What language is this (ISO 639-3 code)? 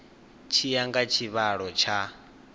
ven